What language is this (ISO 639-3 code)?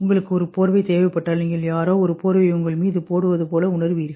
tam